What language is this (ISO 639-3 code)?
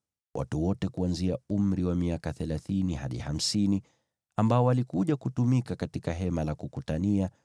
swa